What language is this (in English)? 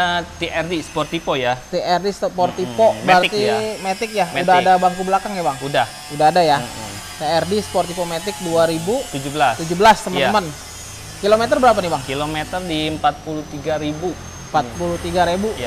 Indonesian